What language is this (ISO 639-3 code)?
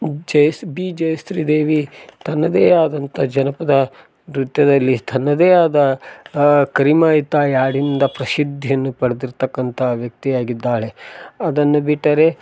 kan